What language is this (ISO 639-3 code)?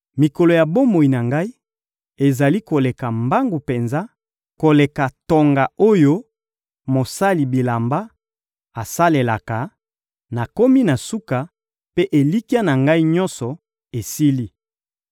lin